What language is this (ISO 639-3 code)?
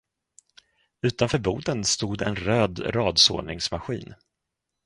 swe